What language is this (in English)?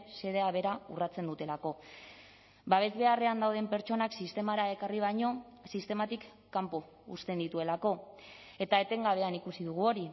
Basque